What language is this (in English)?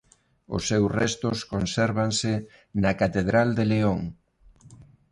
Galician